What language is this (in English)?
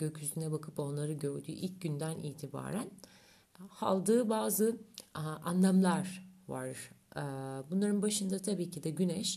Turkish